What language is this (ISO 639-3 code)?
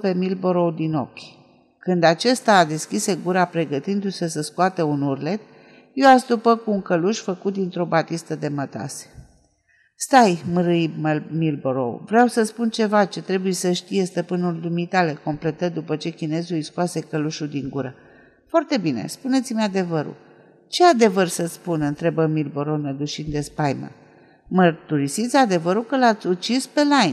ron